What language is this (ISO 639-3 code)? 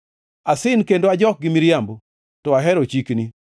luo